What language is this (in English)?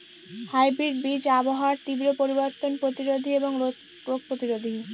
Bangla